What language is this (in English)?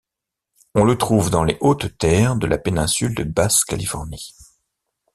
French